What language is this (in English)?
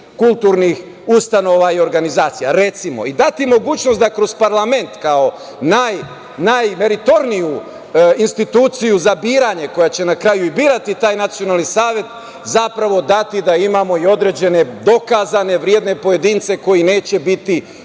Serbian